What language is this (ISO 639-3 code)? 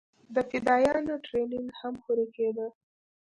pus